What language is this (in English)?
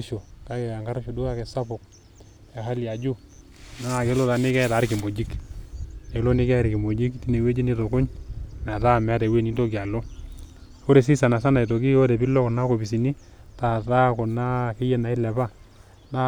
Masai